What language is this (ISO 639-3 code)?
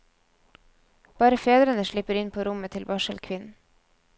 nor